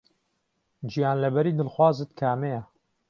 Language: Central Kurdish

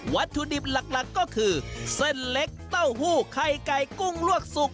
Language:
Thai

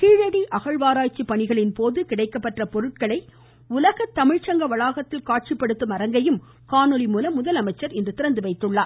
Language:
Tamil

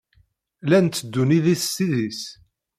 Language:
Kabyle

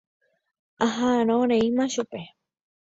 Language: Guarani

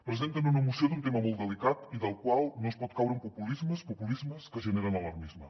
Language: Catalan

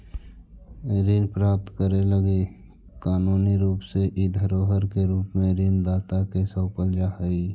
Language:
Magahi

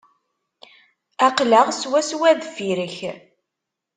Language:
Kabyle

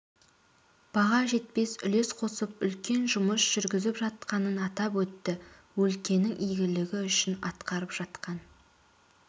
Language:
Kazakh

